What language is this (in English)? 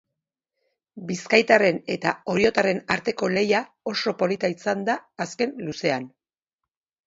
Basque